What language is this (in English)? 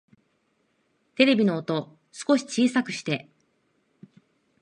Japanese